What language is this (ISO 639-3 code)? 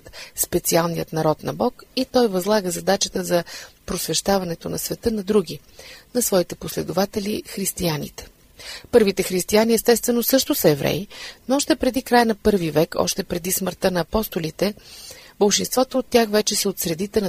bul